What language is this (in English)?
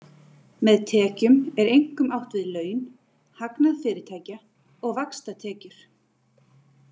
Icelandic